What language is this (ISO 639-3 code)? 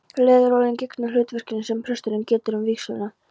isl